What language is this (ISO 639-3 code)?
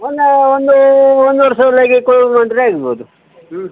kan